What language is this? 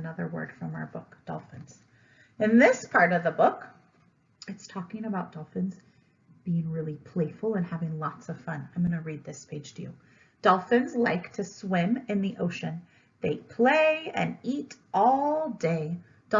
English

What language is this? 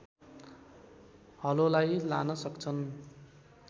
Nepali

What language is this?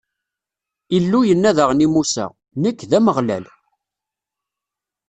Kabyle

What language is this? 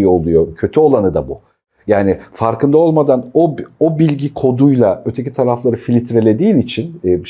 Turkish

